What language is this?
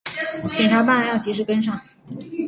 Chinese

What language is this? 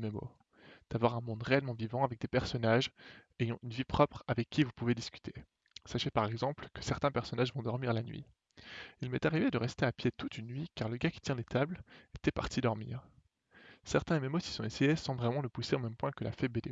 French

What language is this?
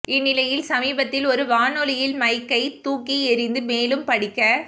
Tamil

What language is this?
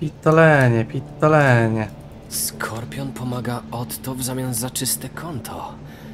Polish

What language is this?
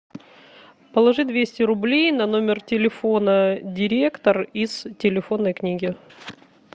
Russian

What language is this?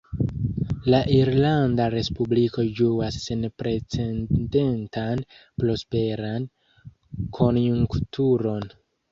Esperanto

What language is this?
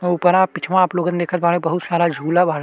Bhojpuri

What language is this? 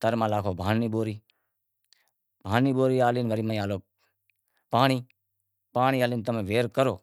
Wadiyara Koli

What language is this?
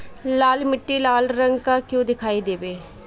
Bhojpuri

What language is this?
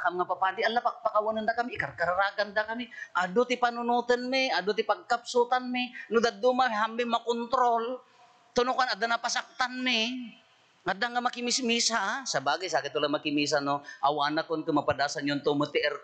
Filipino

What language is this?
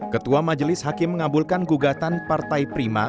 Indonesian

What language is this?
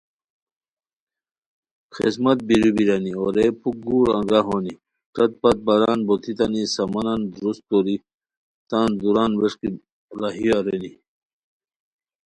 Khowar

